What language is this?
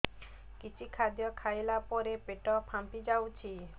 Odia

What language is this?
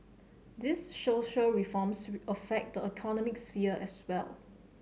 English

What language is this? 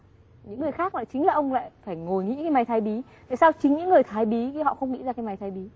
Vietnamese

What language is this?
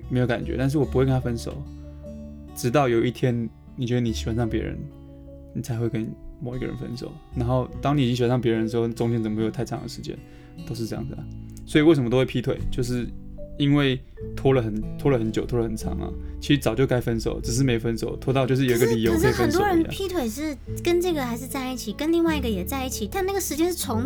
Chinese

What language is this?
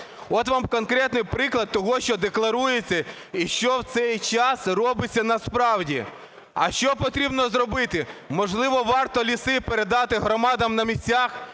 Ukrainian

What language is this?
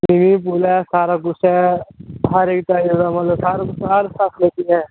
Dogri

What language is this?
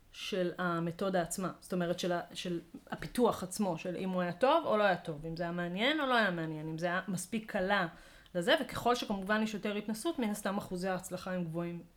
Hebrew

